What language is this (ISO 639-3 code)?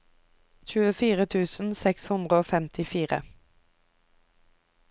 nor